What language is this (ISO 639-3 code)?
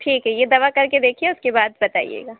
urd